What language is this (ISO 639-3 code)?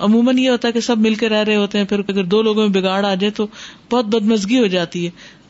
urd